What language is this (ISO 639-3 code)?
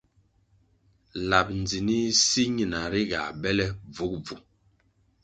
nmg